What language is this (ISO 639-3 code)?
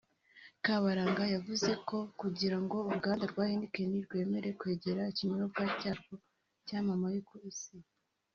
kin